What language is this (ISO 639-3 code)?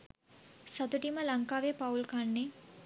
sin